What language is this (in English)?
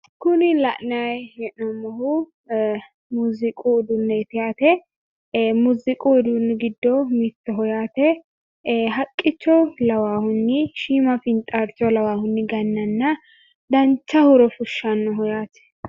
Sidamo